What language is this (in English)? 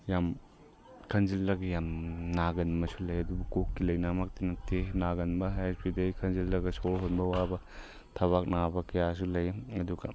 Manipuri